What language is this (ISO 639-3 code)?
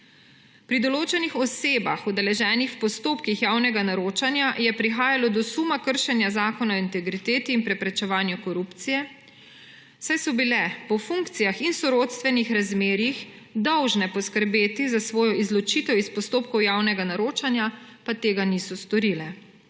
slv